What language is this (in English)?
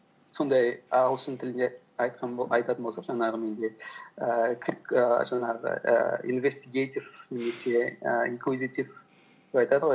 Kazakh